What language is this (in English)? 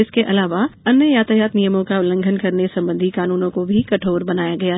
Hindi